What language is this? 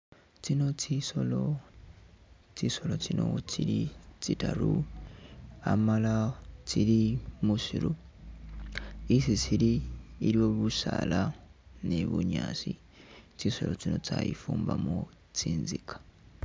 Masaaba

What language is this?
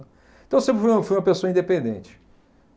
Portuguese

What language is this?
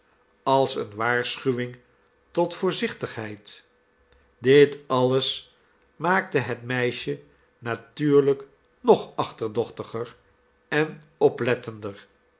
Dutch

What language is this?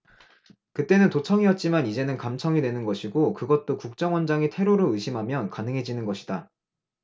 Korean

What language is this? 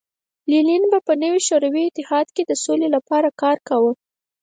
Pashto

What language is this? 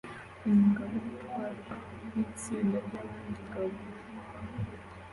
Kinyarwanda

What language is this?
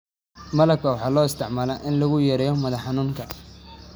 Somali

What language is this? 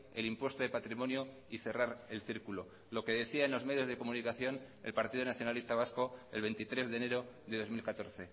Spanish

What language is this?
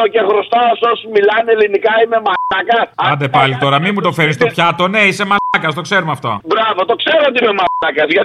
Greek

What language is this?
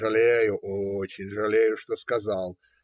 Russian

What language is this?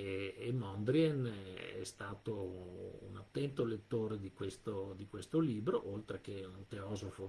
Italian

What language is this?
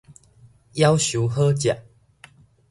Min Nan Chinese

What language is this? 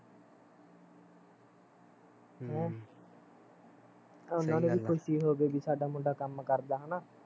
Punjabi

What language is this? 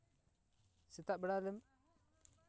Santali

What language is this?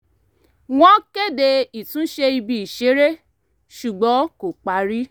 Yoruba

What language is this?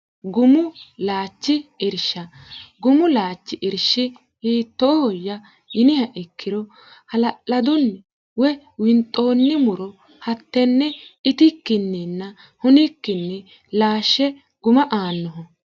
Sidamo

